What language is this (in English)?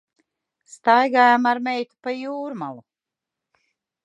Latvian